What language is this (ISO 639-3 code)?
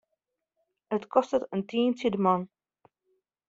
fry